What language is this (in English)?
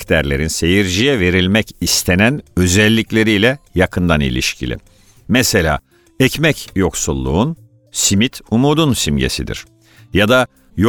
Turkish